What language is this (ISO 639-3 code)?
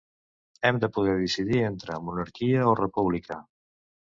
cat